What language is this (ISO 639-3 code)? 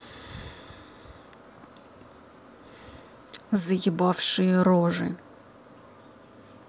rus